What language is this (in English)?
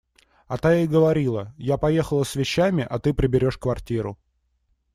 Russian